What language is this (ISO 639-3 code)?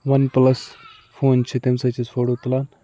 kas